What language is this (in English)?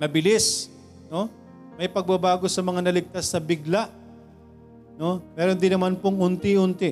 Filipino